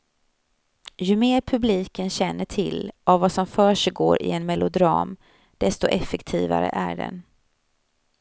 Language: Swedish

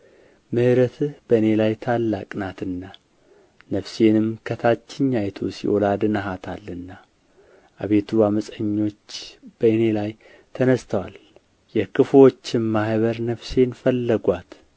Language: Amharic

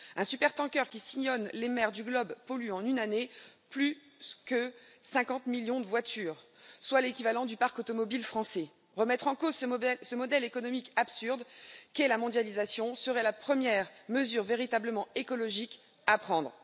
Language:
French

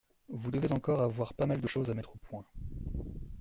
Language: French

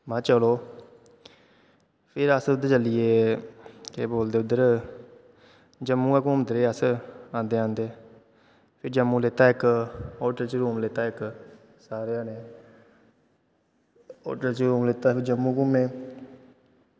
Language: Dogri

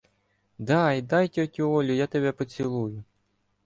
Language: Ukrainian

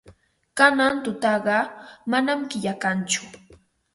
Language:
Ambo-Pasco Quechua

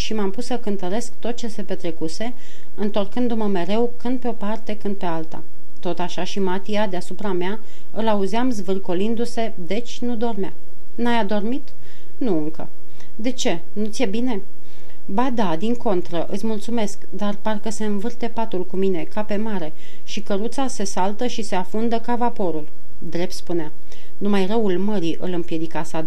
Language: Romanian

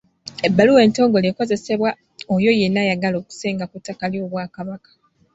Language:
Ganda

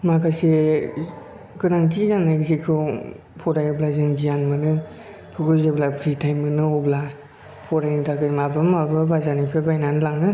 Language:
Bodo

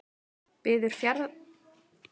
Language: Icelandic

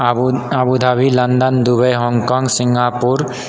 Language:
Maithili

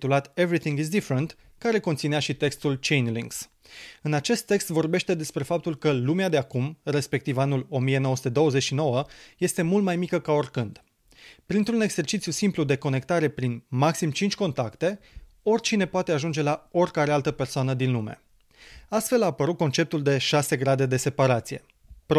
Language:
Romanian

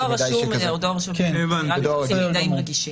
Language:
Hebrew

